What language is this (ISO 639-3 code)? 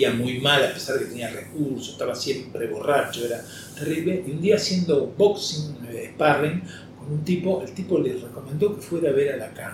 spa